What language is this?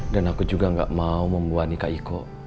Indonesian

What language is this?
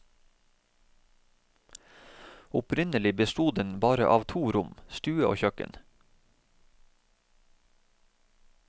Norwegian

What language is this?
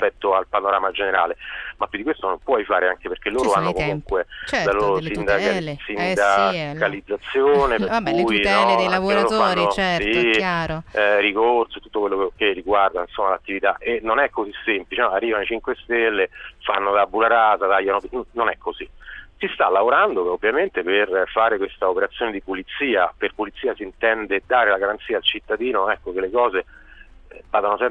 Italian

